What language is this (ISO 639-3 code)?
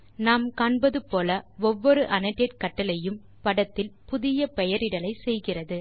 tam